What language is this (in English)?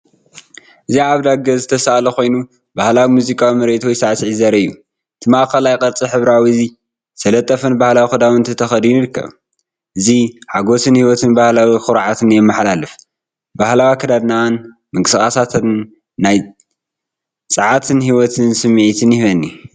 Tigrinya